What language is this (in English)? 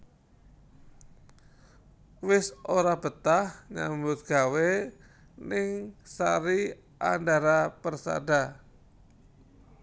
Javanese